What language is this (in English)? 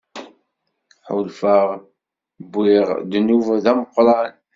Kabyle